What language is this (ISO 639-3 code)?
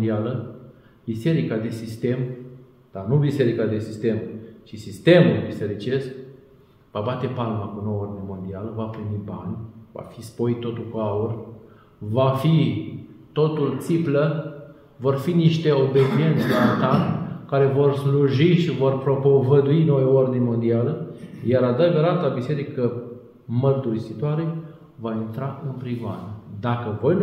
ron